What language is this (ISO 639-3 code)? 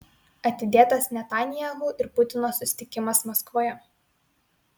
lit